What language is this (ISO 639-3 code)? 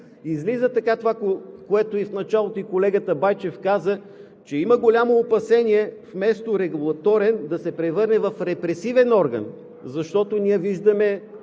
bul